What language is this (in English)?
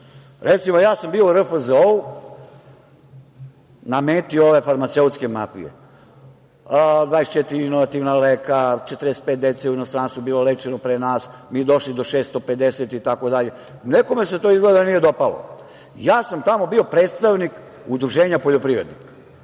Serbian